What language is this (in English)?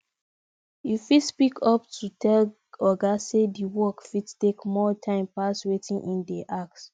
Nigerian Pidgin